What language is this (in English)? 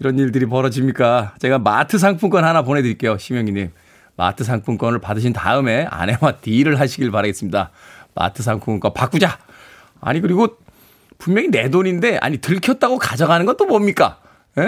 Korean